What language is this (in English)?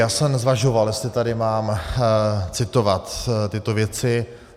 Czech